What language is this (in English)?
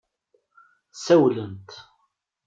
Kabyle